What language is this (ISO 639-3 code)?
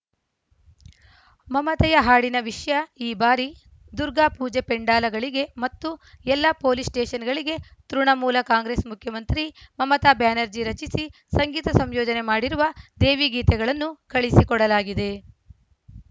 kan